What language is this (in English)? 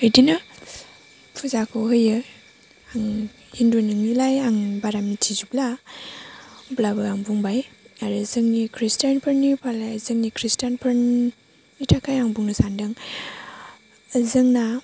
Bodo